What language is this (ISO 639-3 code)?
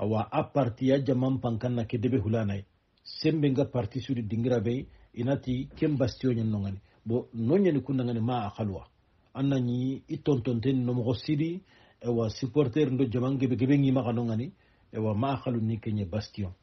ara